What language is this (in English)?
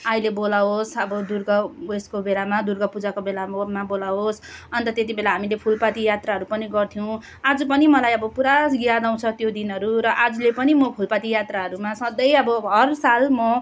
Nepali